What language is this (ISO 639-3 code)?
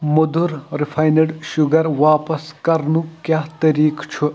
kas